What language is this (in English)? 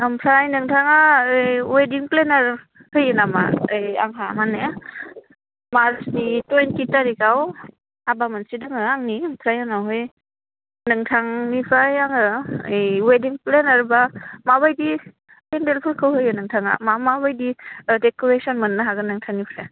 Bodo